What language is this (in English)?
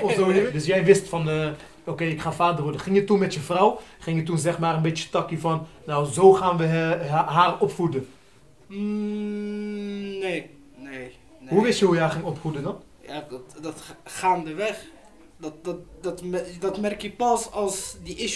Dutch